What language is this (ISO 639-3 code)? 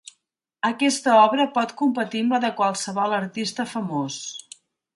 cat